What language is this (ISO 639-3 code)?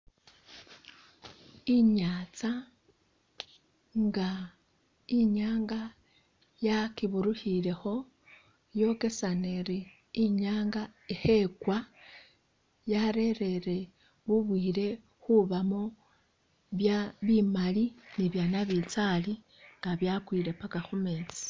myx